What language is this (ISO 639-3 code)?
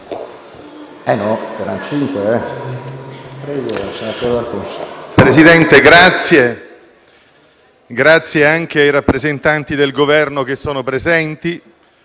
ita